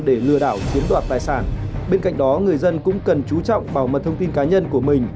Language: Vietnamese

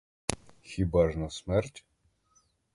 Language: Ukrainian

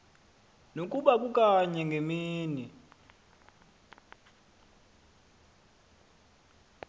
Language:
Xhosa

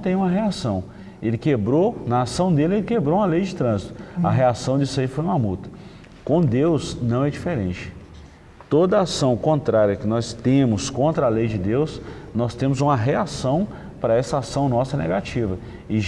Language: Portuguese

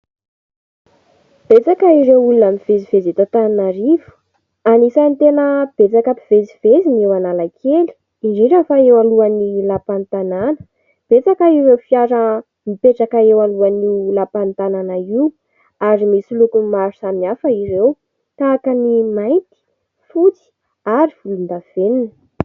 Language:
Malagasy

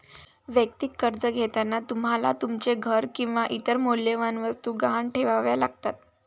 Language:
Marathi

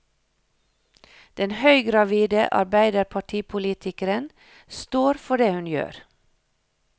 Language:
Norwegian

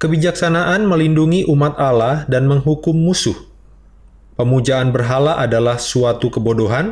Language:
Indonesian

